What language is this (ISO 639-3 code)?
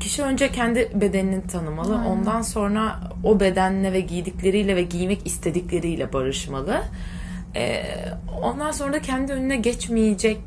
tur